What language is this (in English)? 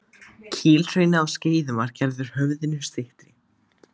Icelandic